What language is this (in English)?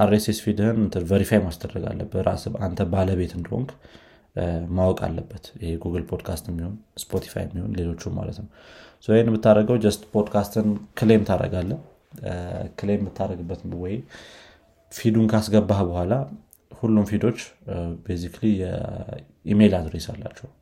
Amharic